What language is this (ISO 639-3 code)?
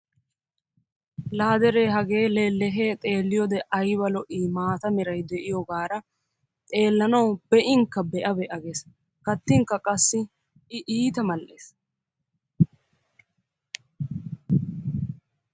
wal